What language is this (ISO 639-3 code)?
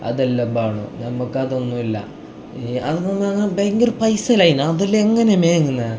mal